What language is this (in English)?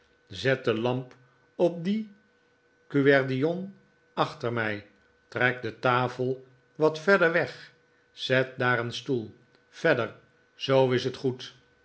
Dutch